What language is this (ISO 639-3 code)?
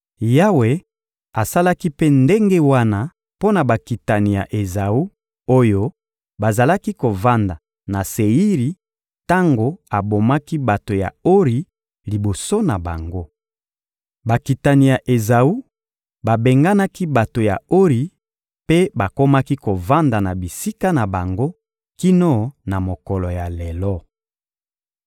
lin